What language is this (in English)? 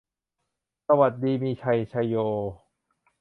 Thai